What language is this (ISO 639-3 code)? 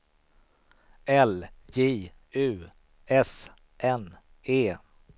swe